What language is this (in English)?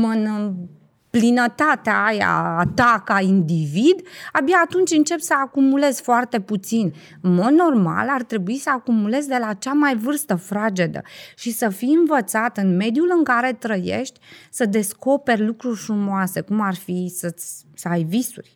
Romanian